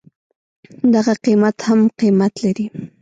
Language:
Pashto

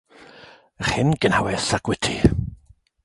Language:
Welsh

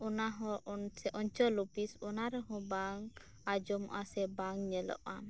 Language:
Santali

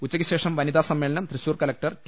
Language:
Malayalam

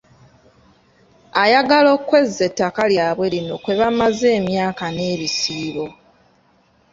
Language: Ganda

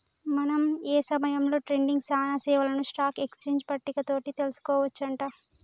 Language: Telugu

